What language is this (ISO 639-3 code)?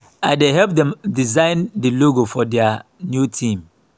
pcm